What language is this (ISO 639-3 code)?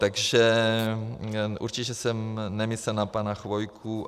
ces